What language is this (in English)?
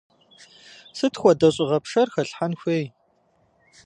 Kabardian